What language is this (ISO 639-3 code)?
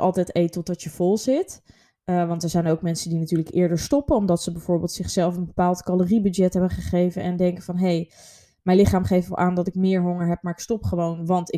nld